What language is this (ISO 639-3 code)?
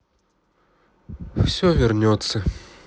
rus